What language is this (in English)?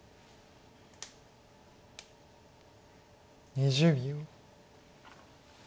Japanese